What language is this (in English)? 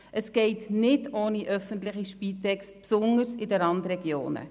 Swiss German